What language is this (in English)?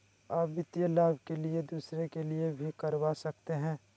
Magahi